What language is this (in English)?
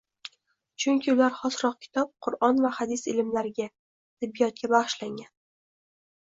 Uzbek